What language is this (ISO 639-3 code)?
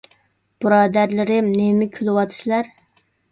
uig